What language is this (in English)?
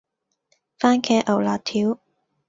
Cantonese